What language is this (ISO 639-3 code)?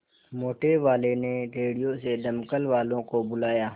hin